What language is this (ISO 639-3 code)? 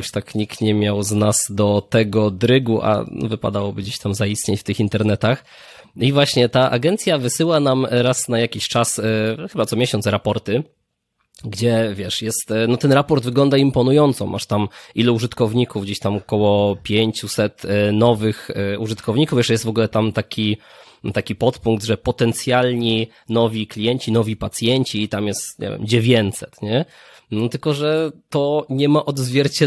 pol